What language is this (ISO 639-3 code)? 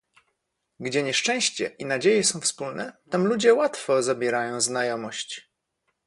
pol